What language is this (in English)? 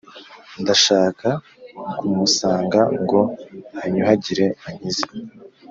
Kinyarwanda